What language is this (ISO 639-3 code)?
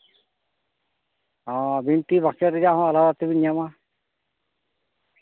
sat